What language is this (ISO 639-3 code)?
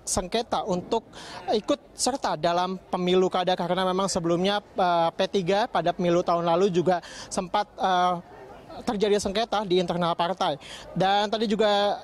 ind